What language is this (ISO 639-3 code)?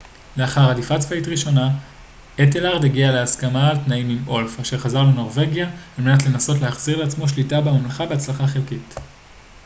heb